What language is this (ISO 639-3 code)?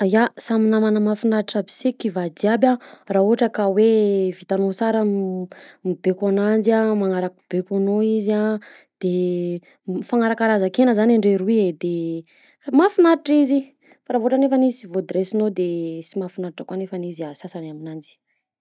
bzc